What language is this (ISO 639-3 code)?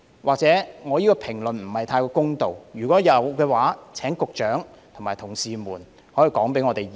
yue